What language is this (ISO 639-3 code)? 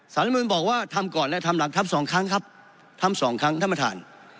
tha